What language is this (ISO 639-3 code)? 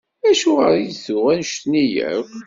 kab